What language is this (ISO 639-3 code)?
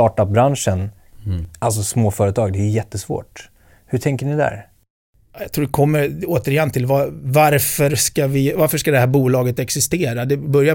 swe